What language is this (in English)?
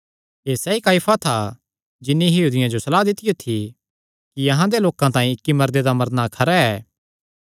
Kangri